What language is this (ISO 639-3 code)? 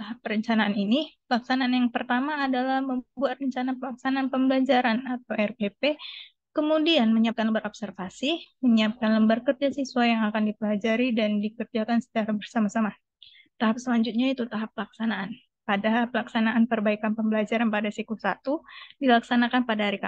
ind